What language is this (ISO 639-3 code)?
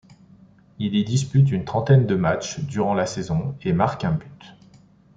fra